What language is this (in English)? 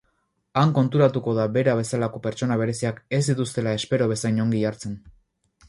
Basque